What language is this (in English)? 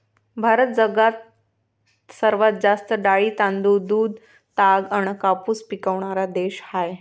Marathi